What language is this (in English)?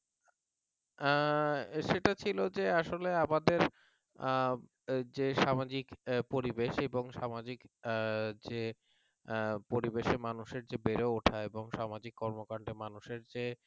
Bangla